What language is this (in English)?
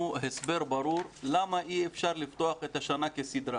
Hebrew